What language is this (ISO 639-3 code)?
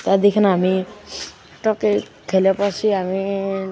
nep